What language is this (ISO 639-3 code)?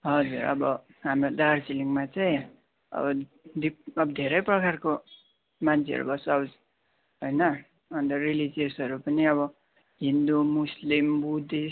nep